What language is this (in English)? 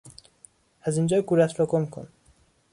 Persian